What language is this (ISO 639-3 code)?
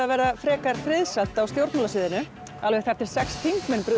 isl